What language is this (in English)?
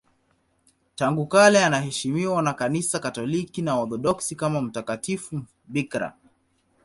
Swahili